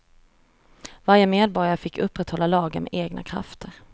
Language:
Swedish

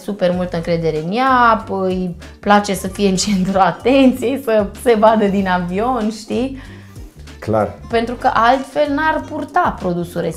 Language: Romanian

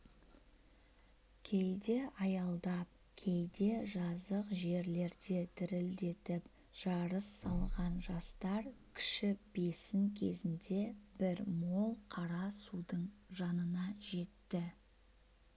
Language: Kazakh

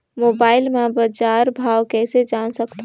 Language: Chhattisgarhi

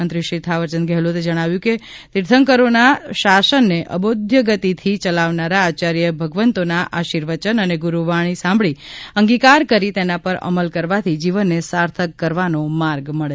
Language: Gujarati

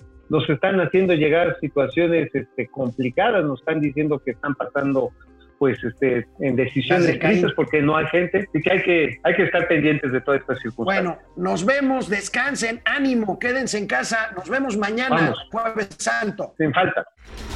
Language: Spanish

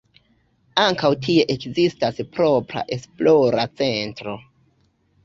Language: Esperanto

